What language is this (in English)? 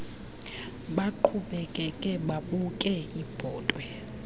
Xhosa